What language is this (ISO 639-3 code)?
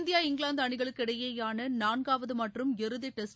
tam